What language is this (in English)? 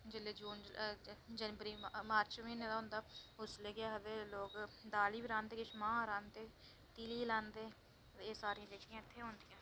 Dogri